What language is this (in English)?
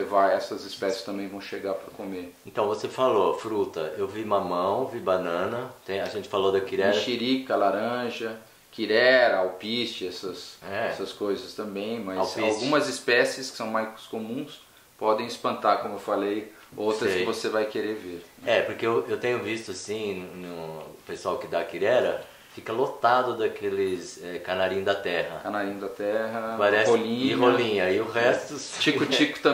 Portuguese